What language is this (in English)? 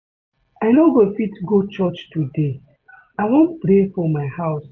Nigerian Pidgin